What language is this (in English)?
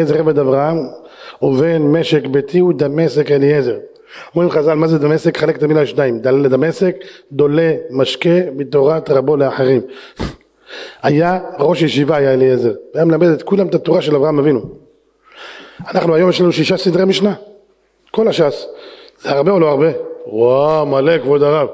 Hebrew